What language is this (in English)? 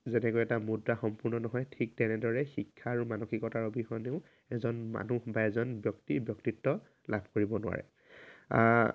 Assamese